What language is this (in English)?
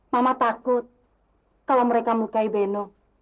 Indonesian